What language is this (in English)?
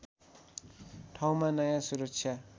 Nepali